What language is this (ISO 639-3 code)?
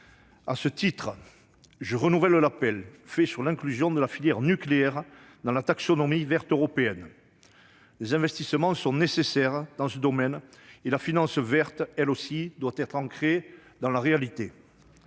fra